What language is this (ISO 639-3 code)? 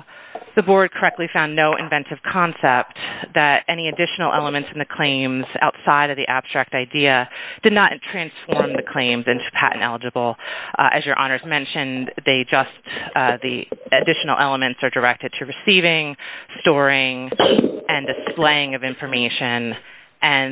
eng